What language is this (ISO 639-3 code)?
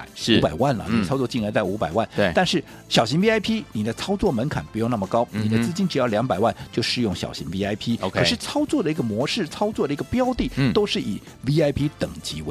zho